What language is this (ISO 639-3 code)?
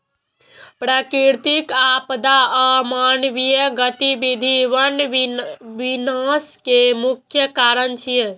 mai